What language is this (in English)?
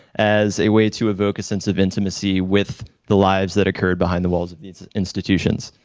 English